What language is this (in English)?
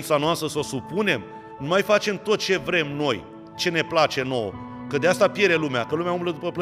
Romanian